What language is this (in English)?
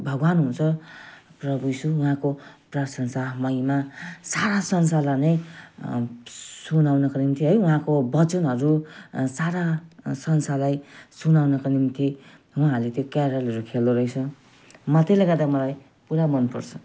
Nepali